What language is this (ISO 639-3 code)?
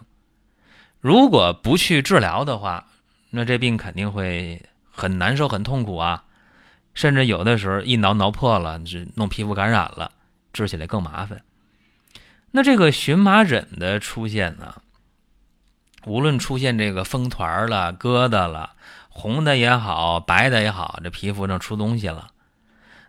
zho